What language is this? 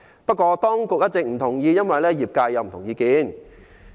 Cantonese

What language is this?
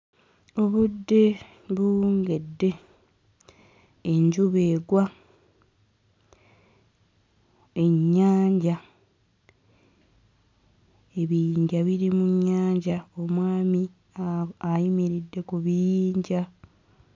Ganda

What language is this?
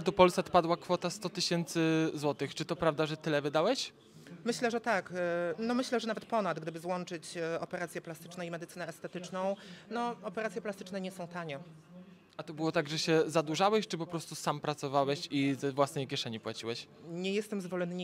Polish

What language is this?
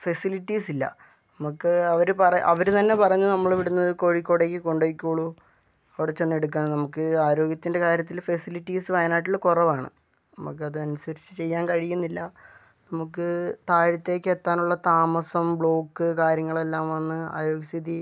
Malayalam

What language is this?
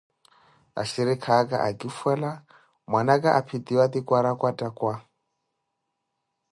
Koti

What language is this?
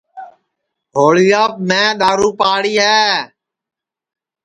Sansi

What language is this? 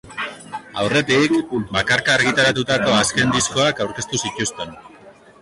Basque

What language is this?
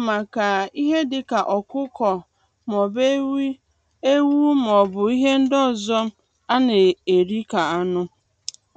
Igbo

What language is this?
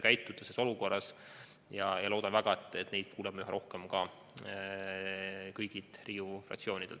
Estonian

